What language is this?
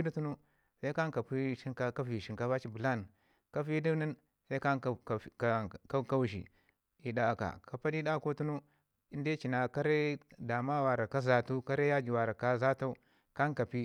Ngizim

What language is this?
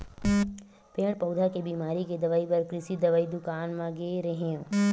Chhattisgarhi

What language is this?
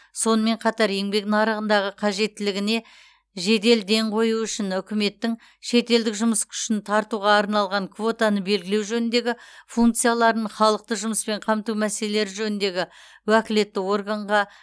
Kazakh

